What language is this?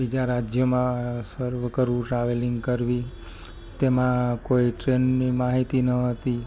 Gujarati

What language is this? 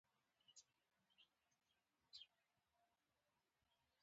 Pashto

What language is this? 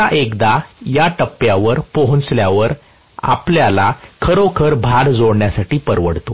Marathi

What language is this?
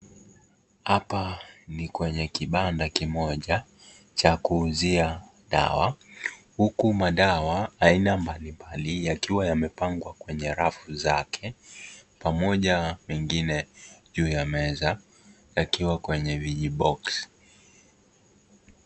Swahili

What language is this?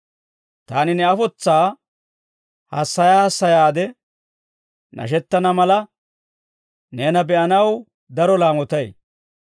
Dawro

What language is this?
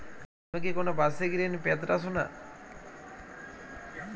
Bangla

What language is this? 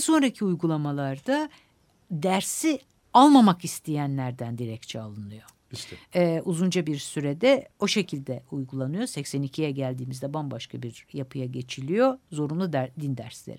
Turkish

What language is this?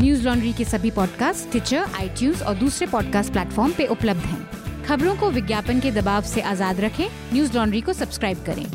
Hindi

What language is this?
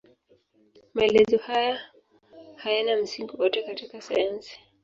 Swahili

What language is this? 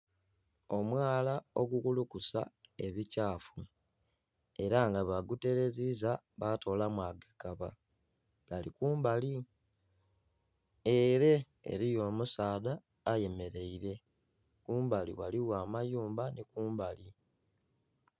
Soga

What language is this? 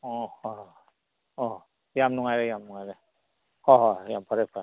Manipuri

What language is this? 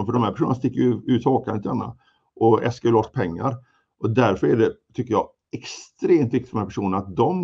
Swedish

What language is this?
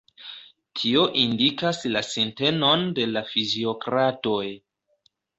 Esperanto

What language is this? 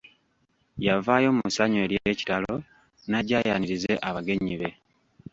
Ganda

